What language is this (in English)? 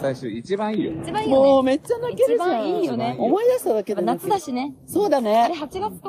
Japanese